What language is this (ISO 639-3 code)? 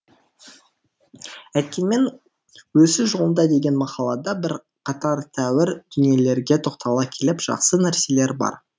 kaz